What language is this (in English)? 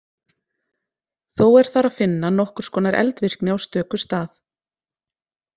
Icelandic